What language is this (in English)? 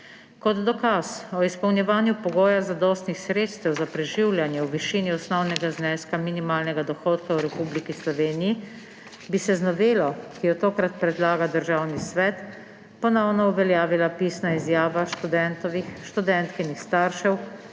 Slovenian